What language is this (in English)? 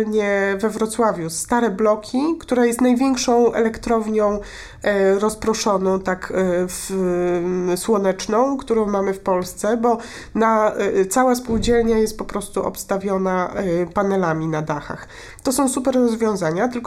Polish